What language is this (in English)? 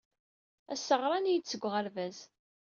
Kabyle